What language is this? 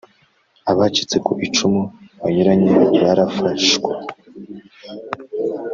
Kinyarwanda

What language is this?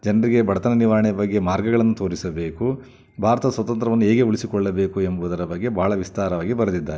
Kannada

